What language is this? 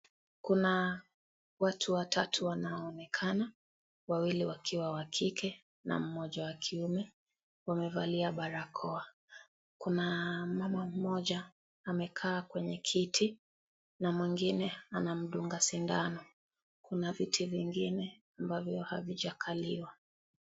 Swahili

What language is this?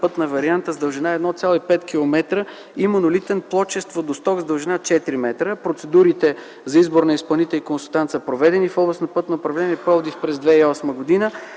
Bulgarian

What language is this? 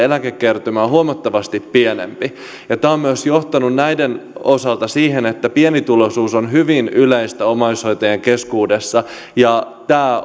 Finnish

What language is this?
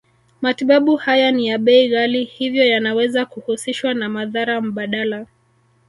Swahili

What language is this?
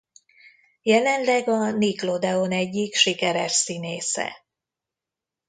Hungarian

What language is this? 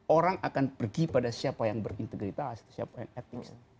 Indonesian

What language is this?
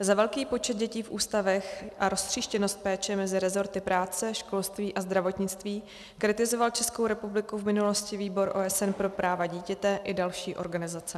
Czech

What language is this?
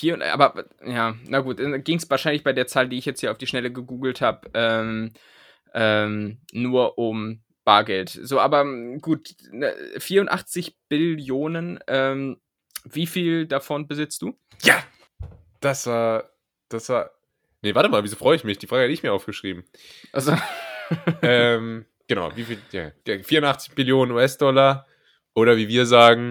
German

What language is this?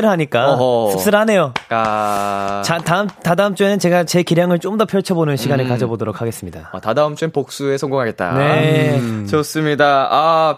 Korean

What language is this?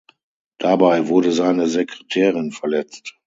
German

